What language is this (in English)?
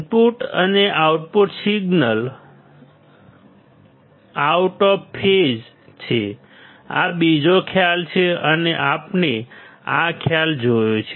Gujarati